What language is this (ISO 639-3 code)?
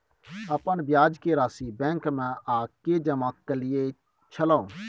mai